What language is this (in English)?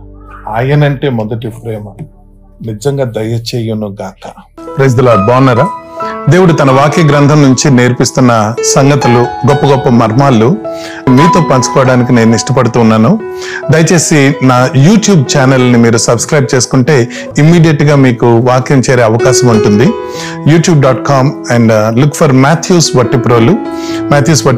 Telugu